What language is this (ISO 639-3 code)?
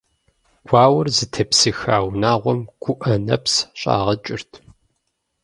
kbd